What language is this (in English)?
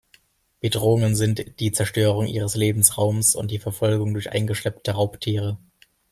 German